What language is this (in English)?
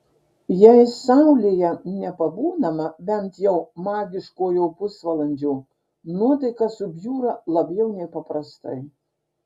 Lithuanian